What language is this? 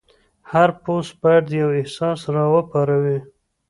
Pashto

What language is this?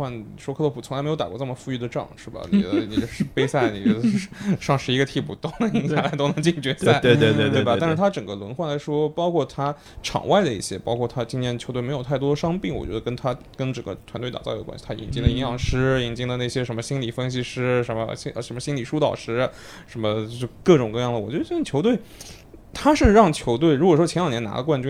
Chinese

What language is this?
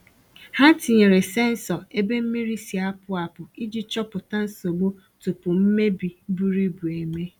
Igbo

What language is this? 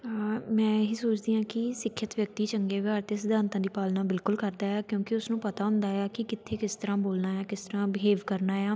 Punjabi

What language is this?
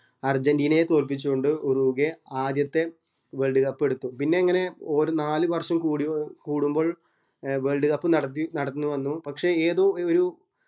Malayalam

